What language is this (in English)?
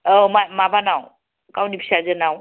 Bodo